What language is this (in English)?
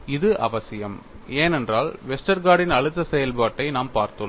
Tamil